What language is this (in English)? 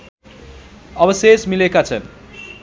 Nepali